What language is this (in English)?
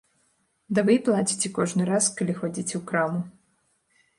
Belarusian